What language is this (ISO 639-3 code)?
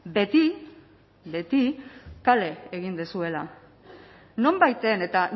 eus